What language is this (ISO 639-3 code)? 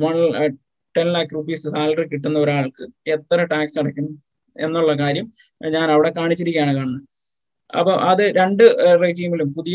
mal